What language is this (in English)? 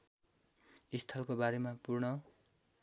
Nepali